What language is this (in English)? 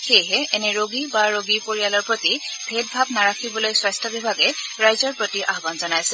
Assamese